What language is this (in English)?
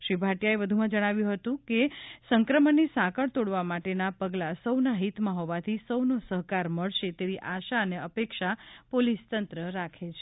Gujarati